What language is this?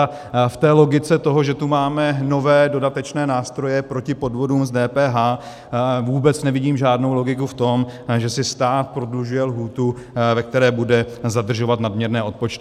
Czech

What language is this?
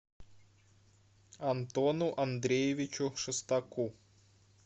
Russian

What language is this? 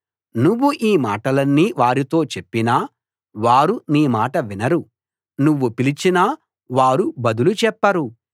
Telugu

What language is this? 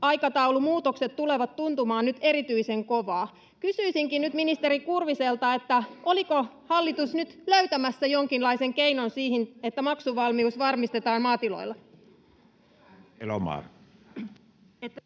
Finnish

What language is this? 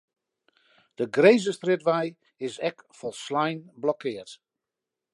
Western Frisian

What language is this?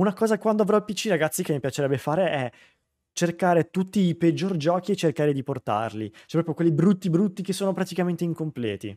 Italian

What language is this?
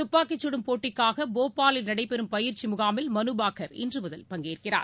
Tamil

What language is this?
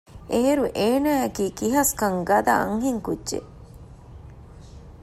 Divehi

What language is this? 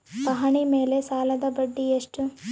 Kannada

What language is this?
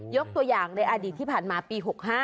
Thai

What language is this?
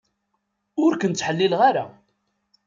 Kabyle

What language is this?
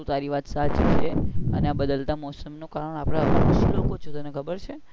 Gujarati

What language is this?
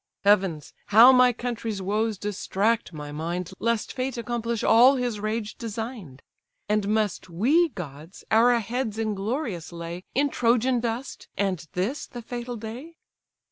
English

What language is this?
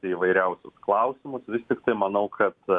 Lithuanian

